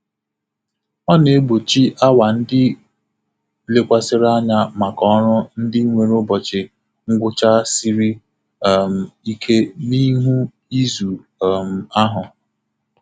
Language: Igbo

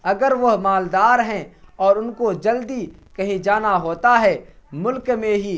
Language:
Urdu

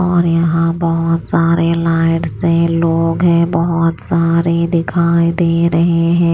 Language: Hindi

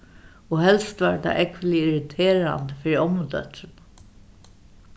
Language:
Faroese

